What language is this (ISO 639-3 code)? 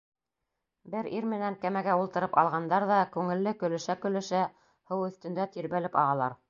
bak